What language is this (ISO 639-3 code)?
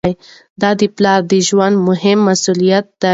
pus